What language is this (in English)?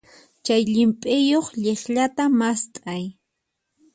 Puno Quechua